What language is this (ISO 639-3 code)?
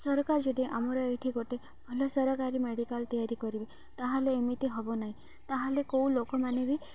ori